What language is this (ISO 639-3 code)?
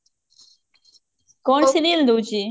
ori